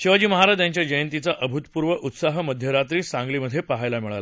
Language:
Marathi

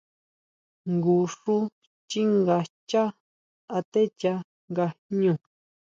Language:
Huautla Mazatec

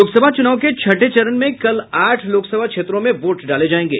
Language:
Hindi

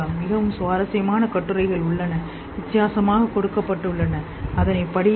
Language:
Tamil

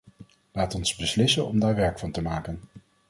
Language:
Dutch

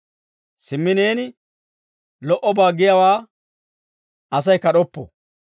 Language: Dawro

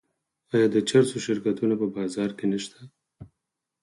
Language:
Pashto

